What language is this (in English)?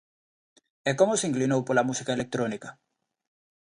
Galician